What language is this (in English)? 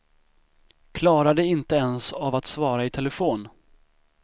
Swedish